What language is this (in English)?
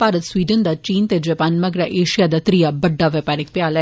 Dogri